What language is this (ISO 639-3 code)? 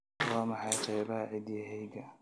som